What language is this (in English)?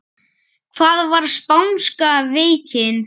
Icelandic